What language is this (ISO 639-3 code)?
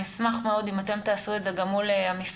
heb